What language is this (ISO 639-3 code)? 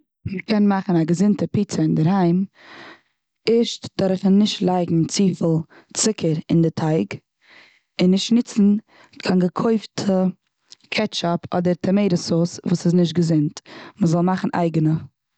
yid